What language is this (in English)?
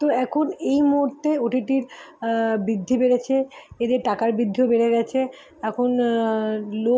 Bangla